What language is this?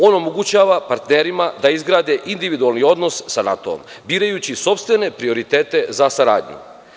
Serbian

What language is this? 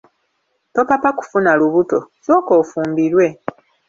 Ganda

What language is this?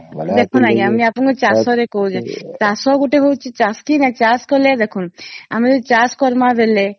Odia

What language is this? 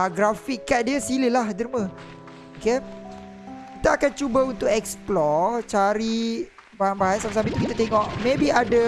Malay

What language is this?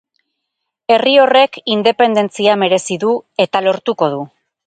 Basque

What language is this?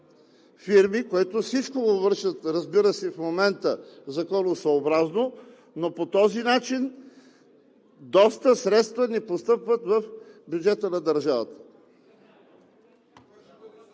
Bulgarian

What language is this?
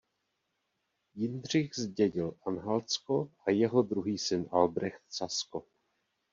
Czech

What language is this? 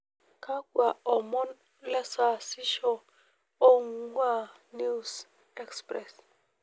Masai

